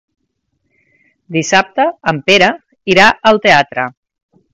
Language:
Catalan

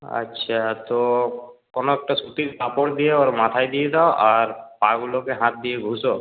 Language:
Bangla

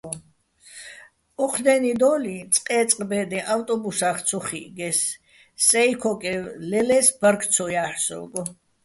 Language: Bats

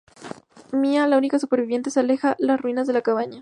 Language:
Spanish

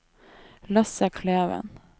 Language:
Norwegian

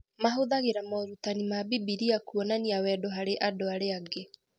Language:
Kikuyu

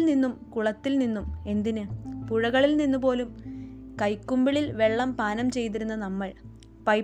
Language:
Malayalam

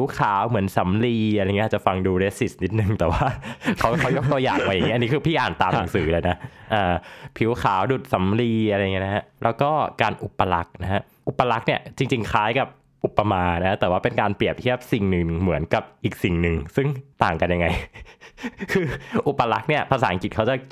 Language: Thai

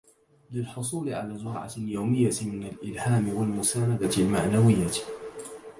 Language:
Arabic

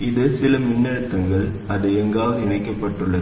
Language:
Tamil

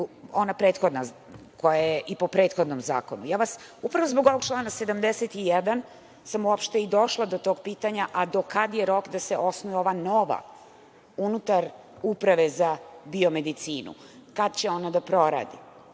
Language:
Serbian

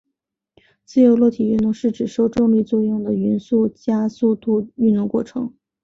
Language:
Chinese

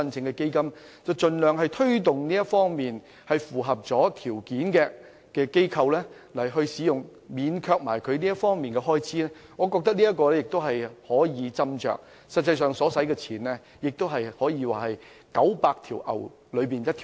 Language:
Cantonese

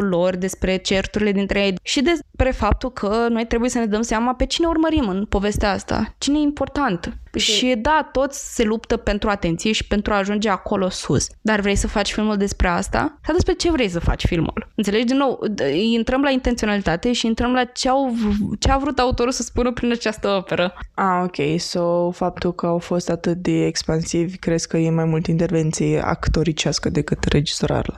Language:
Romanian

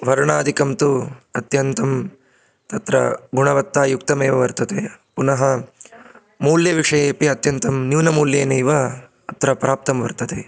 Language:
Sanskrit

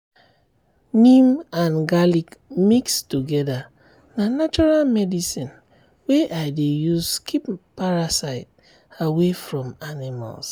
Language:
Nigerian Pidgin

